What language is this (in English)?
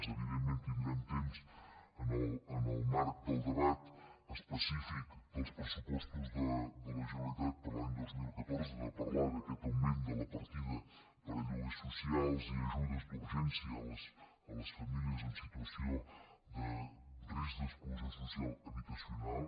Catalan